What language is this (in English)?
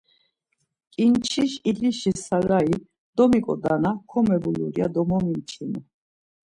Laz